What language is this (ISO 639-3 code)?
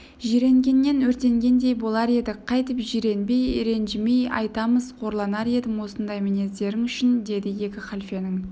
kaz